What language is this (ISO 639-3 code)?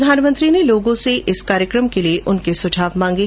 hin